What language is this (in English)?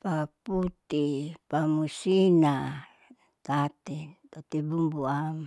Saleman